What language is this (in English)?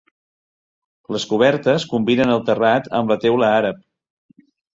Catalan